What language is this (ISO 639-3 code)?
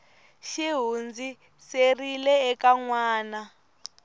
tso